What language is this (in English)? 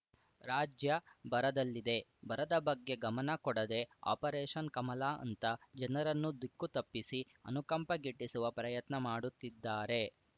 Kannada